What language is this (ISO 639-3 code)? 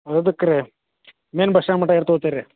kan